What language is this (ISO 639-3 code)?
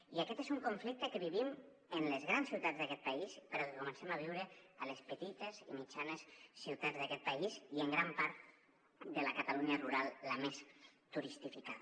cat